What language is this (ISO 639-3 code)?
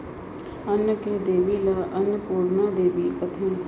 hne